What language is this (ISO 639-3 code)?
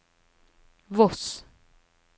nor